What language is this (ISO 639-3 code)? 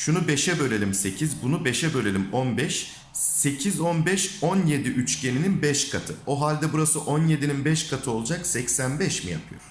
tur